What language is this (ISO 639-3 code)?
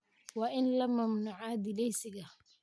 som